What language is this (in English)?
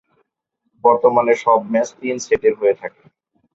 Bangla